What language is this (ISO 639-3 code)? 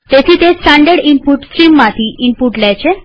guj